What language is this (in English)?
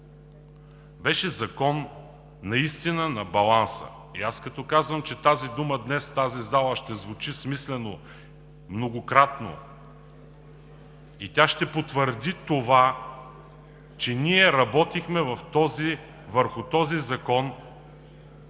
Bulgarian